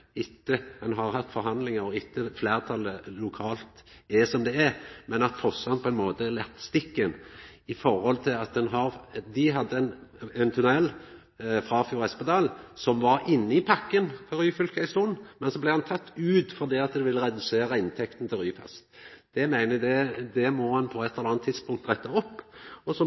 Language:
Norwegian Nynorsk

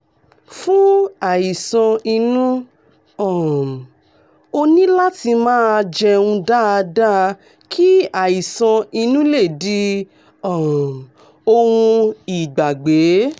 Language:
Yoruba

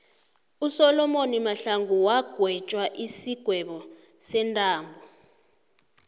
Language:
South Ndebele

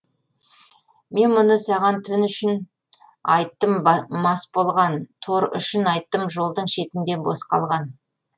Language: Kazakh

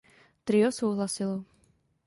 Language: Czech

